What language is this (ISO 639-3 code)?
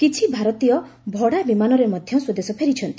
ori